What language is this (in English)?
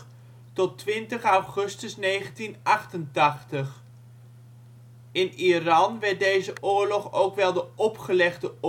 Dutch